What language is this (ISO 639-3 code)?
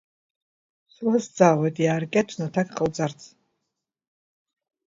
abk